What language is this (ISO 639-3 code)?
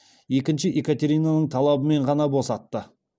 kaz